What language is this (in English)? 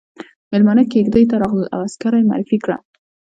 Pashto